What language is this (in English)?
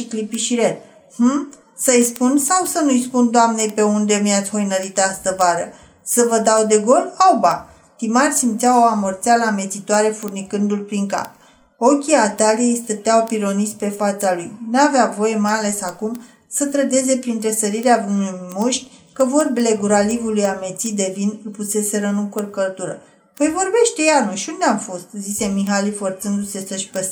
Romanian